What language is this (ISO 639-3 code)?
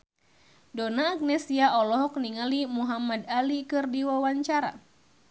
sun